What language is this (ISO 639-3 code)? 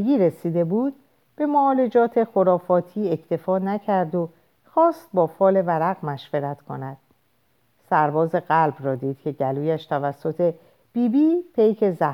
fas